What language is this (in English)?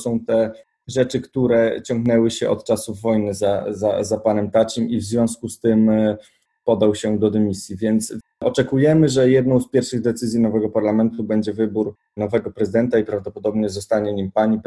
Polish